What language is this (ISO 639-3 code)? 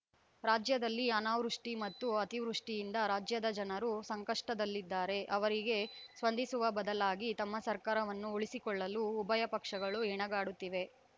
kan